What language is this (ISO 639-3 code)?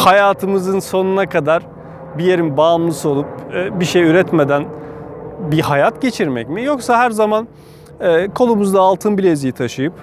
tur